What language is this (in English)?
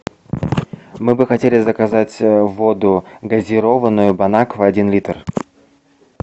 Russian